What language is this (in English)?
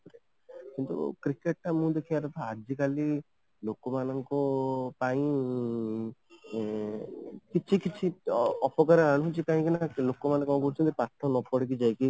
Odia